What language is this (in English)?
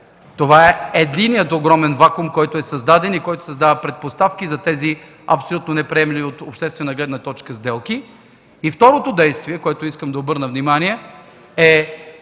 Bulgarian